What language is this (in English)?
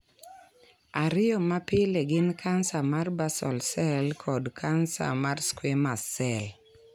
Luo (Kenya and Tanzania)